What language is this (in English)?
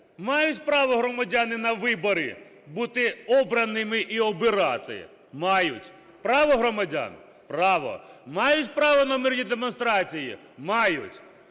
Ukrainian